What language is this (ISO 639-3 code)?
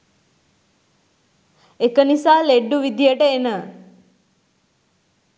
sin